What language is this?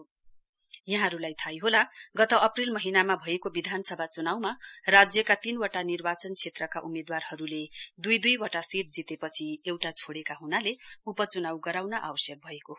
Nepali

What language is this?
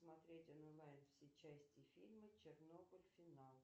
Russian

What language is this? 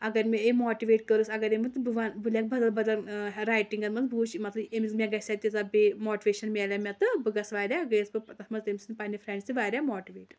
Kashmiri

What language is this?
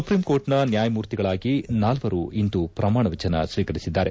Kannada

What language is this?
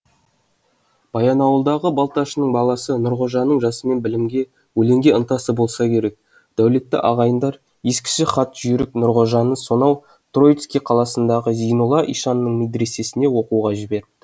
Kazakh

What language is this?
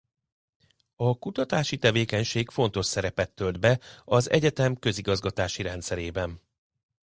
Hungarian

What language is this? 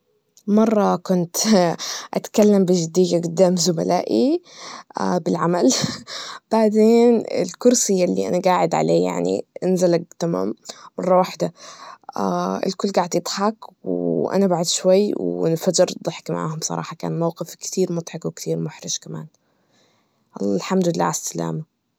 Najdi Arabic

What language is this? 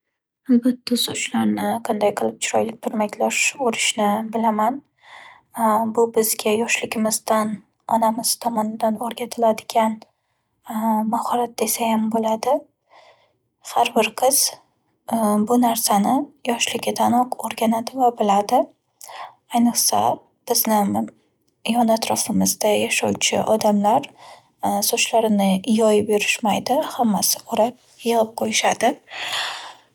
Uzbek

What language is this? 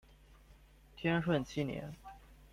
Chinese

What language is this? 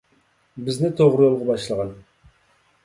Uyghur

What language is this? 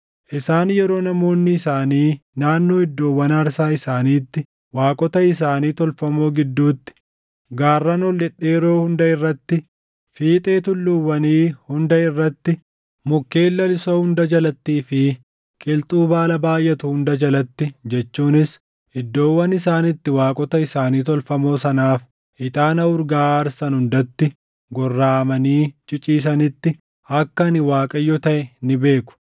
Oromo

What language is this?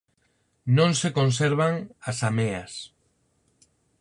Galician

